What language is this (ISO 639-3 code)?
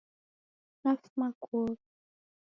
dav